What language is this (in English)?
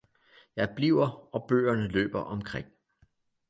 Danish